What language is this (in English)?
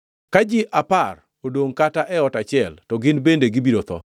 Luo (Kenya and Tanzania)